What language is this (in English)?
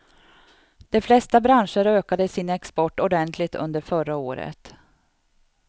Swedish